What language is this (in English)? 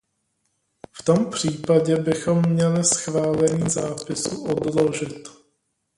Czech